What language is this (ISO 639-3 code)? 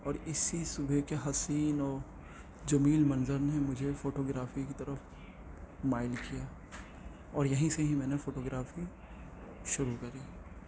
urd